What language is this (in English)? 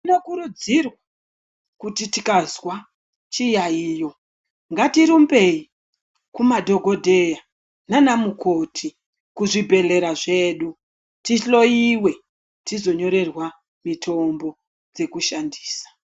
Ndau